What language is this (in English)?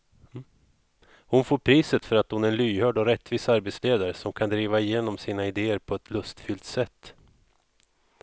Swedish